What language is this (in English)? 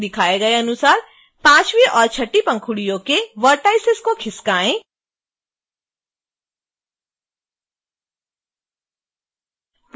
Hindi